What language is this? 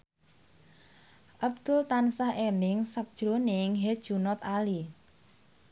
Javanese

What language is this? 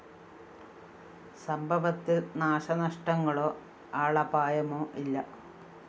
Malayalam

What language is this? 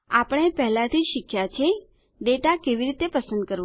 Gujarati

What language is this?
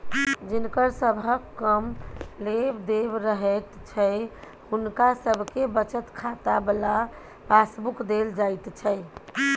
Maithili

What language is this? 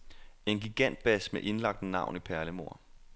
Danish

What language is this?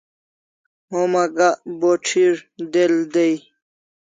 Kalasha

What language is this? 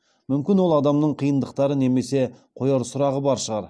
Kazakh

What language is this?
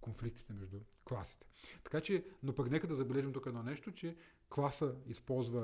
Bulgarian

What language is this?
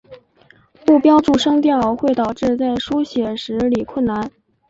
Chinese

